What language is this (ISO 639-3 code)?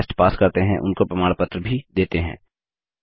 hin